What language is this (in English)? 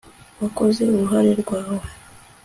Kinyarwanda